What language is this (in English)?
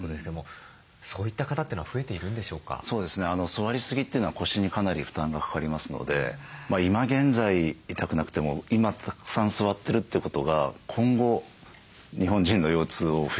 Japanese